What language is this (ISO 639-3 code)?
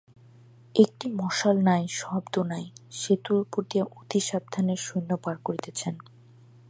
ben